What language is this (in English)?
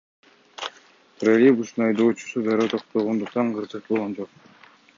Kyrgyz